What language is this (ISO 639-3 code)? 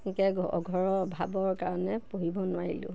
asm